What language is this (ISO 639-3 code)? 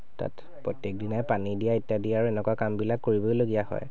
asm